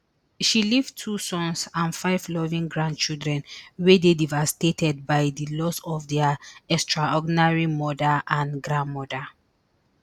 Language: Nigerian Pidgin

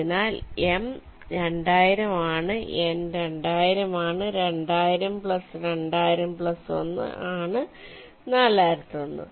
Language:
Malayalam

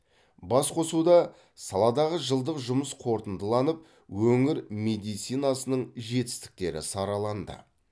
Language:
Kazakh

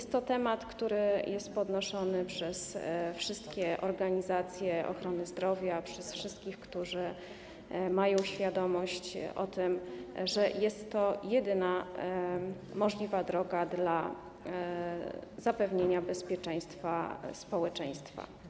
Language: Polish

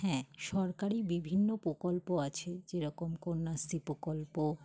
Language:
Bangla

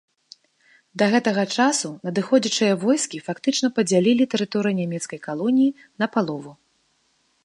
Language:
Belarusian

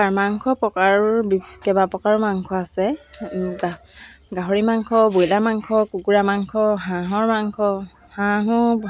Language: Assamese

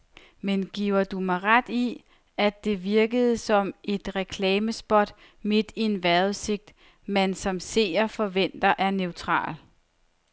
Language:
Danish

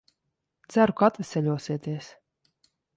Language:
Latvian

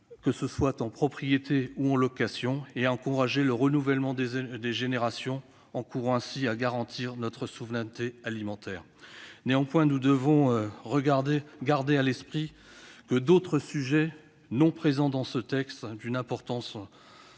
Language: French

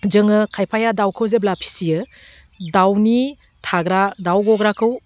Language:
Bodo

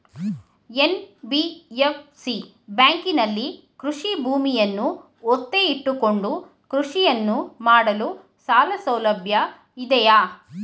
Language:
Kannada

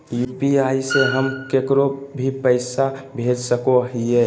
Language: Magahi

